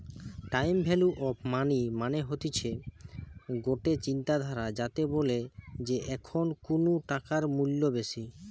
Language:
Bangla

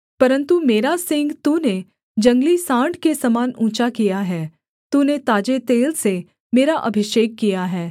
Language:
Hindi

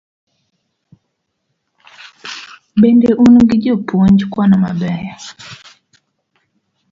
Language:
Luo (Kenya and Tanzania)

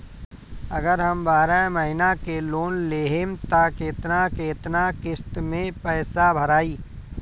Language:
Bhojpuri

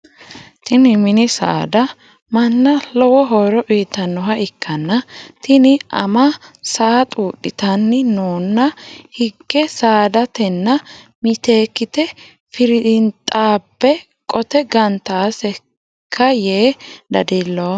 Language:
Sidamo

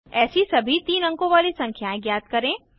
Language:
Hindi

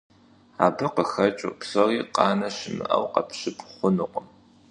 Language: Kabardian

